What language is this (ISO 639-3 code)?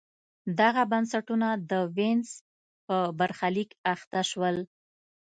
pus